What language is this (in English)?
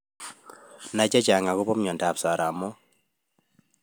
Kalenjin